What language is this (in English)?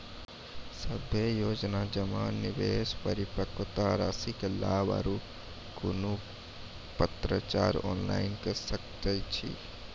Maithili